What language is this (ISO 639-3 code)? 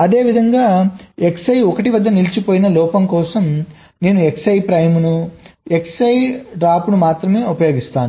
tel